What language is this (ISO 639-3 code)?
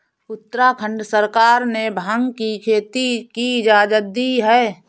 hin